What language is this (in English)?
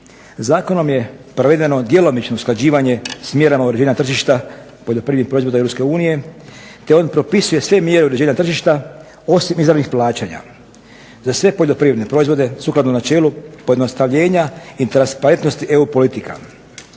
Croatian